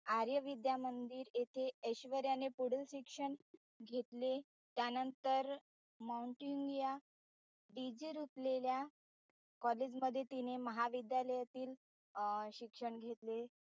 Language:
Marathi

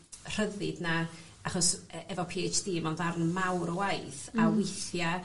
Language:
Welsh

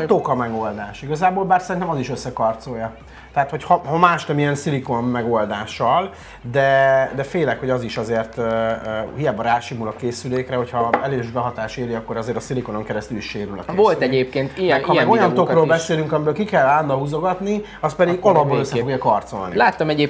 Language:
Hungarian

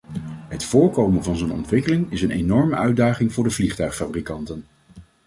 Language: Dutch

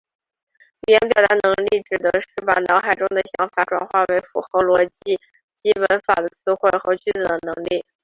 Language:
Chinese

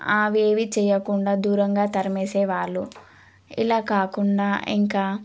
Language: Telugu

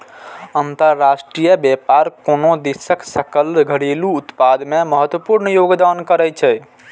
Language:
Maithili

